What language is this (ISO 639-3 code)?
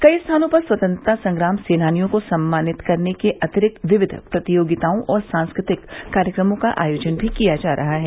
hin